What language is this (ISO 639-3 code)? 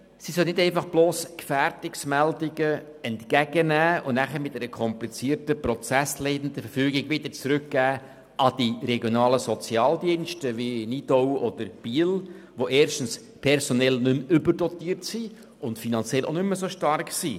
gsw